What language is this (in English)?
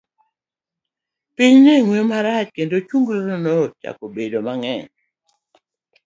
Luo (Kenya and Tanzania)